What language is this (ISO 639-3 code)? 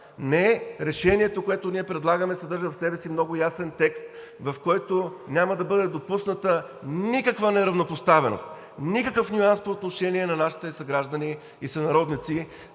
bul